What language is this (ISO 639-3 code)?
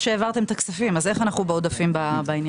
heb